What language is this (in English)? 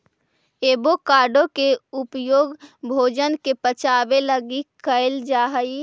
Magahi